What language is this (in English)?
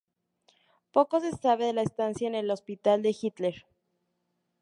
Spanish